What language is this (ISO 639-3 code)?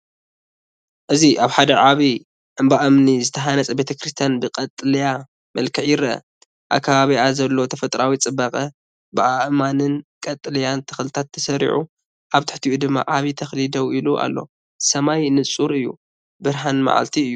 tir